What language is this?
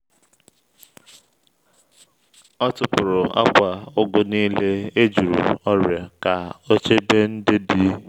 Igbo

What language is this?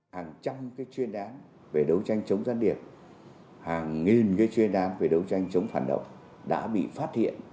Vietnamese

